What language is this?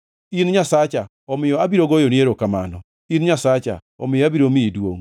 Luo (Kenya and Tanzania)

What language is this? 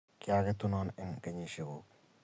Kalenjin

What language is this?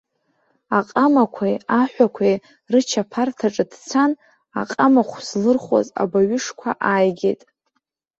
Abkhazian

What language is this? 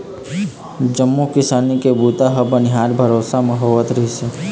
Chhattisgarhi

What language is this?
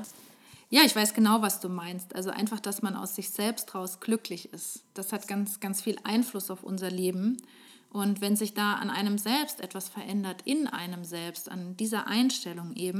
German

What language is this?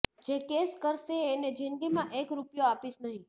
Gujarati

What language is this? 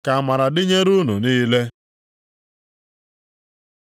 Igbo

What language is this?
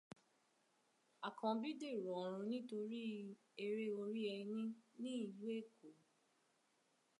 Yoruba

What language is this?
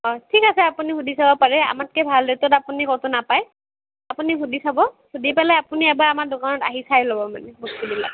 Assamese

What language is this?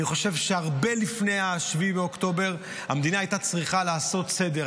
Hebrew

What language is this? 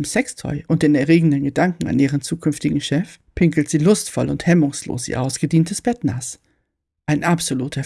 German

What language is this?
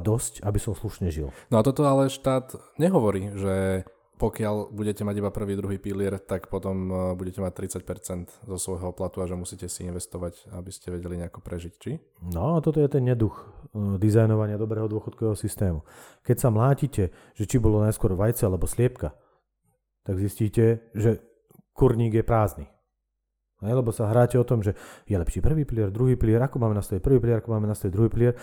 Slovak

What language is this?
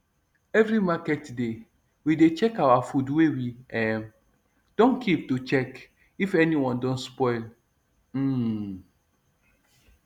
Nigerian Pidgin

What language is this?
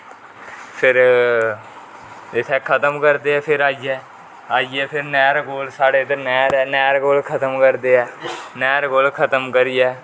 Dogri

